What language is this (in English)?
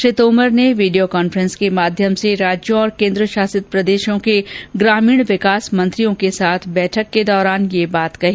Hindi